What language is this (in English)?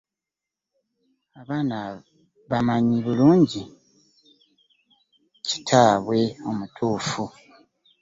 Ganda